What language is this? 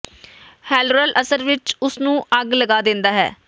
Punjabi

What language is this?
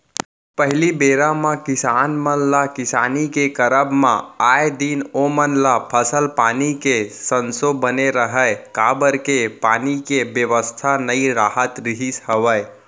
Chhattisgarhi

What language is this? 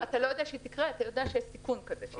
Hebrew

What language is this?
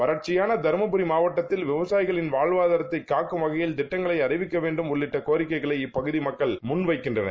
Tamil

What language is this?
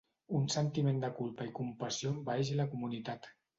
Catalan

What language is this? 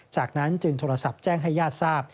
Thai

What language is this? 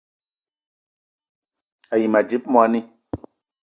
Eton (Cameroon)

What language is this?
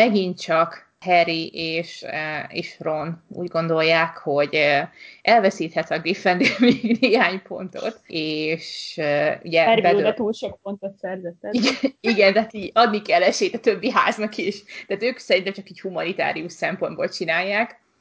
Hungarian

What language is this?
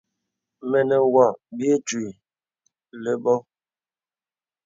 Bebele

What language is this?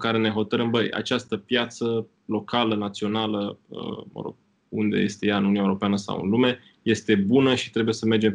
Romanian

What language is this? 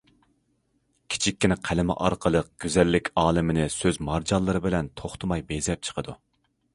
Uyghur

